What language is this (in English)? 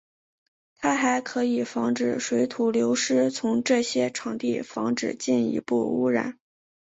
Chinese